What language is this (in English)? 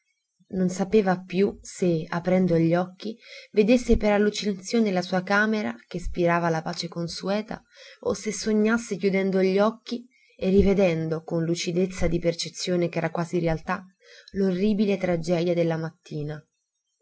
Italian